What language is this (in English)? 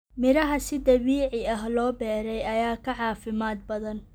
Somali